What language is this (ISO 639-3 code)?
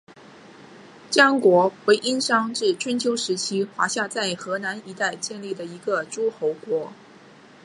zho